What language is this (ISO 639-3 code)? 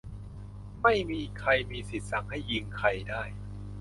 tha